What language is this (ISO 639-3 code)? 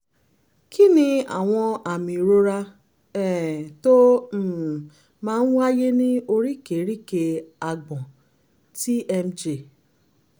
yor